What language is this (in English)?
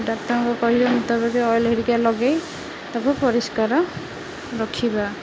Odia